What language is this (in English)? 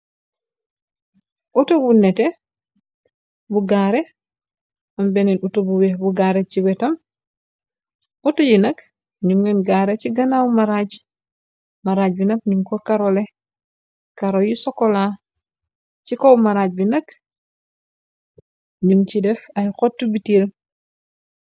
Wolof